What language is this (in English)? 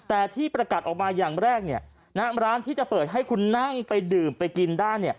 Thai